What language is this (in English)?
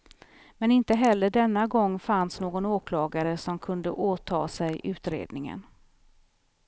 Swedish